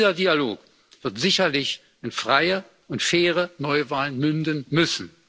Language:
German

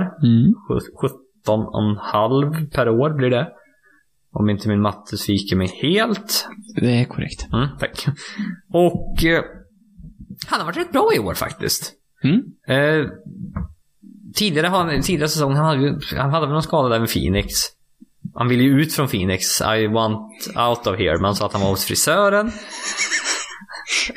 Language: Swedish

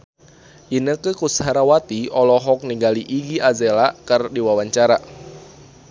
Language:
Sundanese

